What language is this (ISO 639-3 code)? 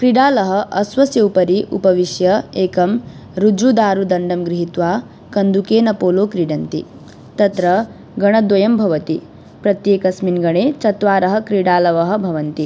san